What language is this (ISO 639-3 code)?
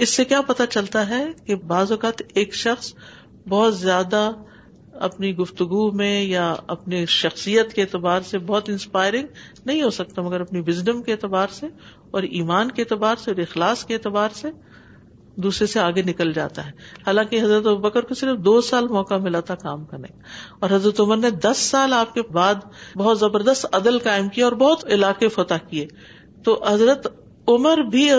urd